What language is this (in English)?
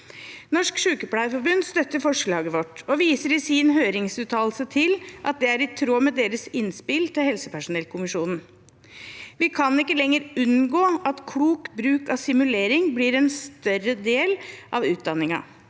Norwegian